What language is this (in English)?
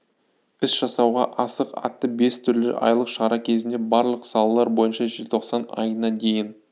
Kazakh